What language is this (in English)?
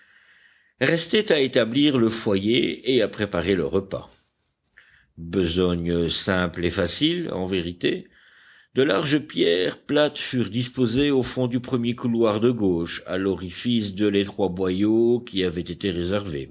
French